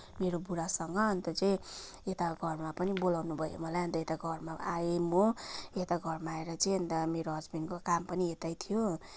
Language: Nepali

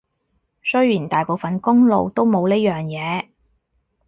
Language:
Cantonese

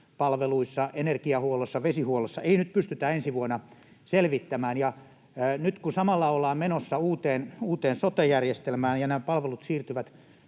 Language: Finnish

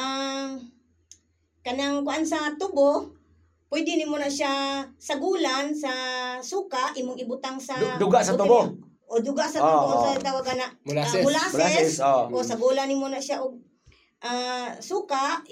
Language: Filipino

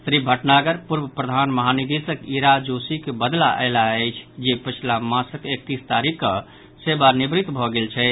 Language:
Maithili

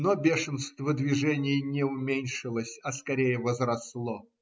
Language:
Russian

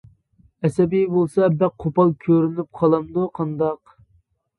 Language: Uyghur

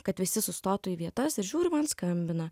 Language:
Lithuanian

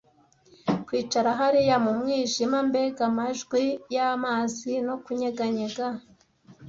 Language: Kinyarwanda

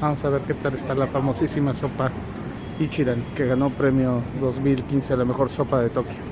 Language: Spanish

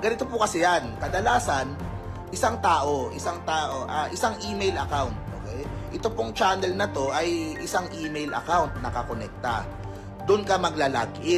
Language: Filipino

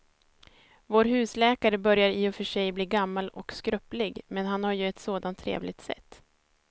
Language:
Swedish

